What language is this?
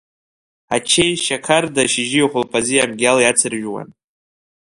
Abkhazian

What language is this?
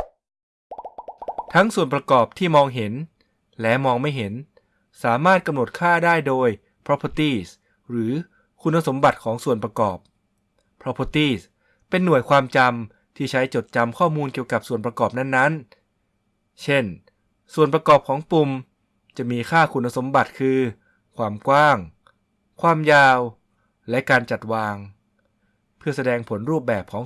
Thai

